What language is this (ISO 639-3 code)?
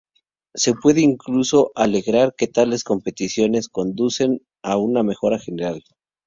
spa